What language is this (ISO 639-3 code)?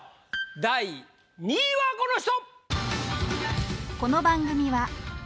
jpn